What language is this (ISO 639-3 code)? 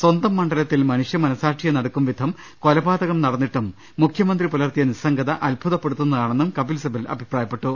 mal